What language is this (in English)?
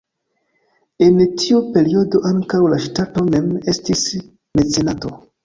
Esperanto